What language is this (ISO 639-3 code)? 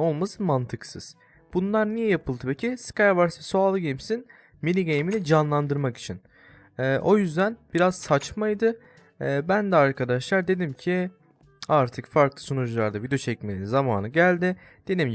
tur